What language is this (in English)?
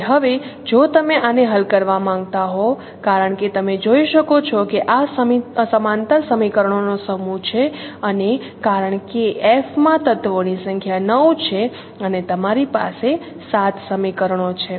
Gujarati